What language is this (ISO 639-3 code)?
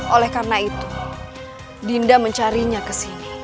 ind